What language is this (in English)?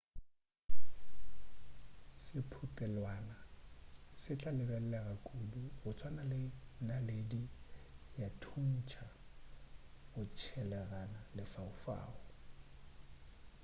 Northern Sotho